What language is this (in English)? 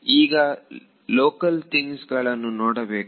Kannada